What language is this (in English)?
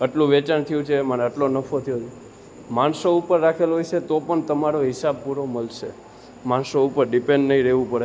Gujarati